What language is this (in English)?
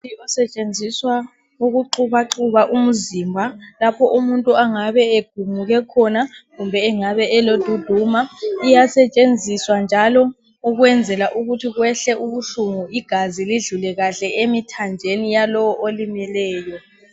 North Ndebele